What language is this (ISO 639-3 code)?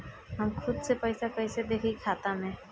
bho